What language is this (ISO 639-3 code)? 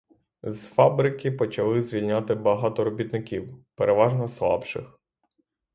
ukr